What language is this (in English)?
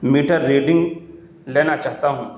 Urdu